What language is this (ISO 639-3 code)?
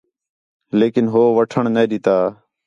xhe